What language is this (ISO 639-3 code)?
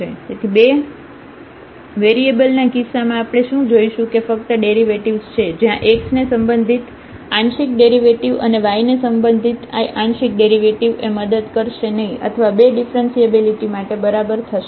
guj